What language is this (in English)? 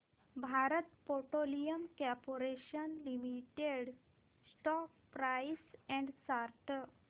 Marathi